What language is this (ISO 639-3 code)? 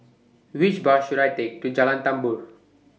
eng